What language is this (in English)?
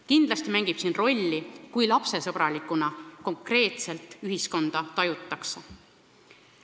Estonian